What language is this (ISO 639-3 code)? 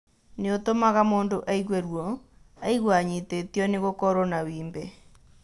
kik